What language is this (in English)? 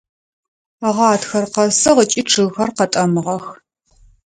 Adyghe